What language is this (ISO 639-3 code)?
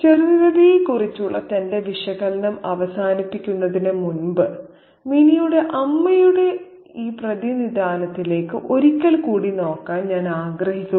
mal